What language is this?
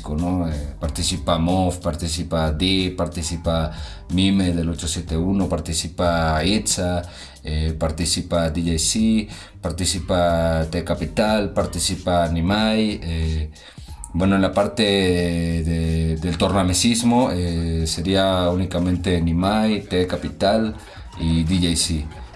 Spanish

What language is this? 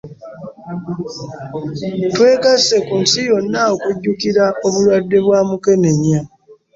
Ganda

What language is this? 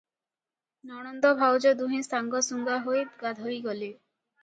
Odia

